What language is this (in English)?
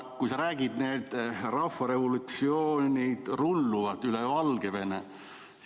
Estonian